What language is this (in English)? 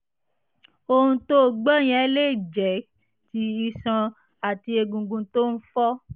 Yoruba